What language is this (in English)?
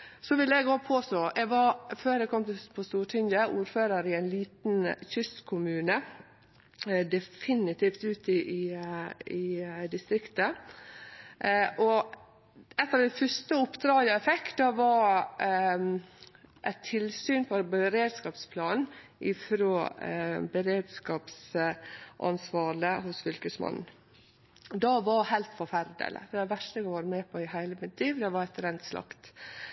Norwegian Nynorsk